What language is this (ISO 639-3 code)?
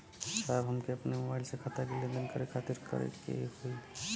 bho